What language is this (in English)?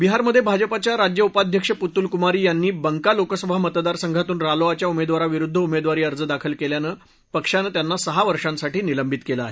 Marathi